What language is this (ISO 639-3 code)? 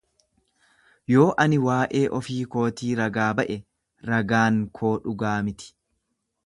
orm